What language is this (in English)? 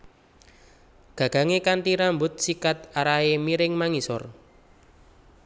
Javanese